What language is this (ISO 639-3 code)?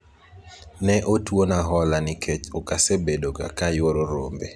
luo